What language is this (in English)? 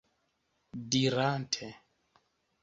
Esperanto